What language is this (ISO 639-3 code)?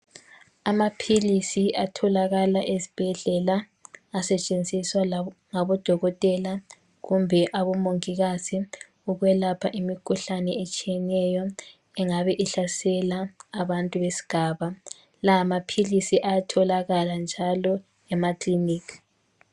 nde